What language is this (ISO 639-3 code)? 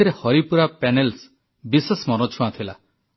ori